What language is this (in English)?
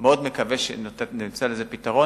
Hebrew